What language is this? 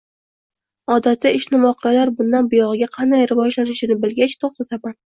Uzbek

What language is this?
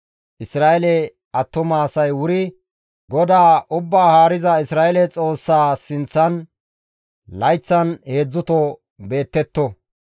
Gamo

